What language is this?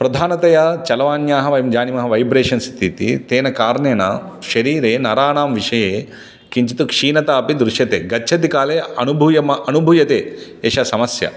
Sanskrit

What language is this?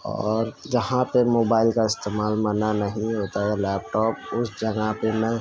Urdu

